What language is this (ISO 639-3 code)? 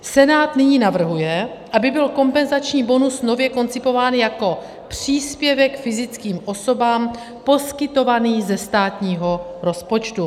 ces